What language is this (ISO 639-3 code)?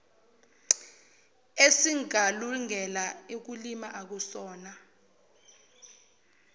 zul